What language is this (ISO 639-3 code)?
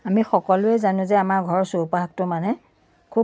asm